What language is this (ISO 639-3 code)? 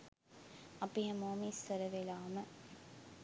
sin